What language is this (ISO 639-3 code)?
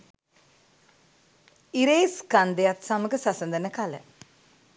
sin